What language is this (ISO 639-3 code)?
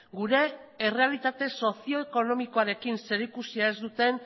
eus